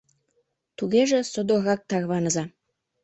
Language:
Mari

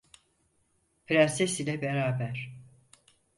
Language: Turkish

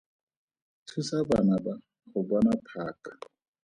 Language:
Tswana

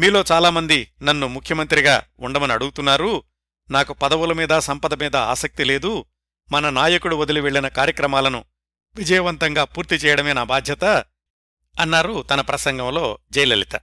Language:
Telugu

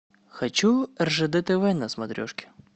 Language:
Russian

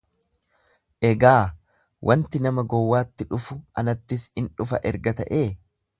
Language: Oromo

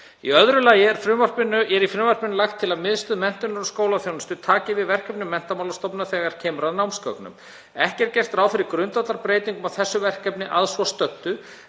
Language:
Icelandic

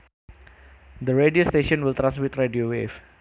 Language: Javanese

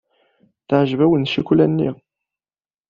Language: Kabyle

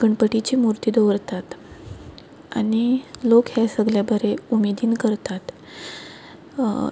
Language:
Konkani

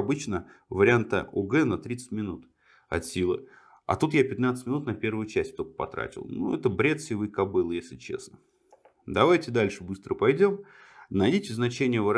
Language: Russian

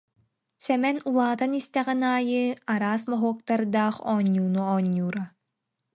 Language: Yakut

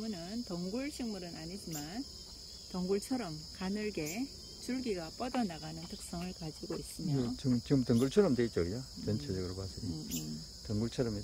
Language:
Korean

